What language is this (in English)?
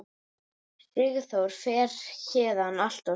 Icelandic